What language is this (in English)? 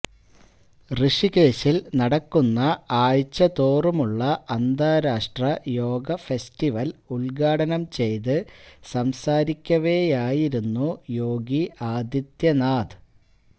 Malayalam